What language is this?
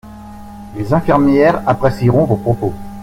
French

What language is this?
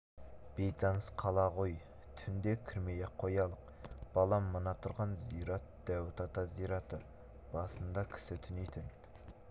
Kazakh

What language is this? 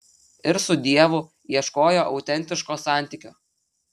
Lithuanian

